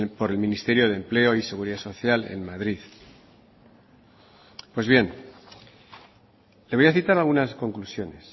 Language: Spanish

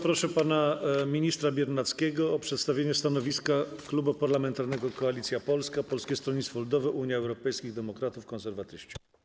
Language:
Polish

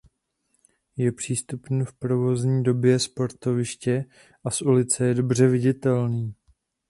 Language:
Czech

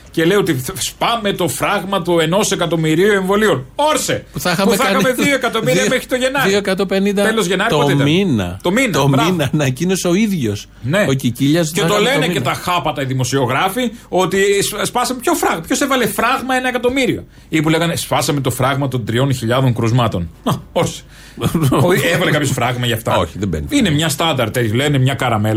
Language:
Greek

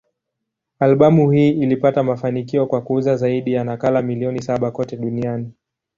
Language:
Swahili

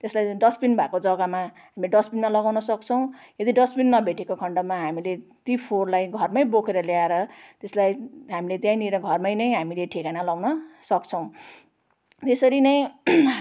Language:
Nepali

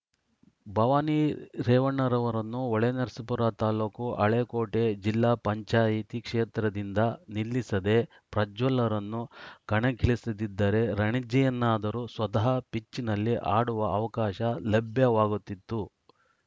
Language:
Kannada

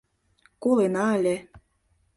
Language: Mari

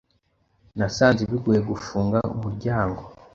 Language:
Kinyarwanda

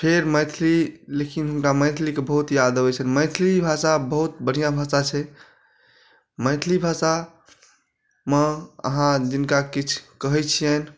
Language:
Maithili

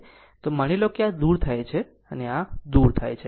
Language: Gujarati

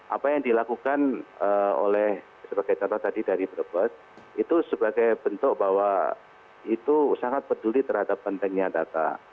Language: Indonesian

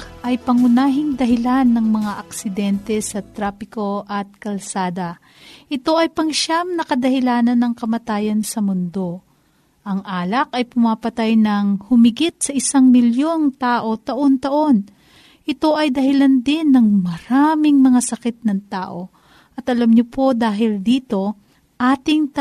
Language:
Filipino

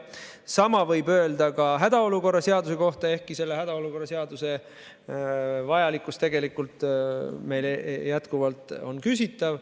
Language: Estonian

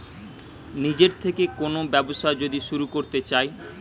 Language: Bangla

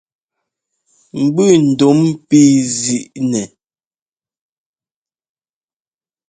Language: Ngomba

